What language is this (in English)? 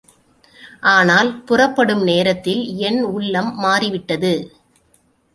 Tamil